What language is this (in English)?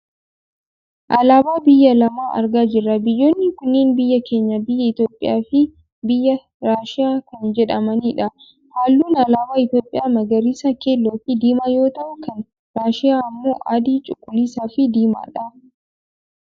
Oromo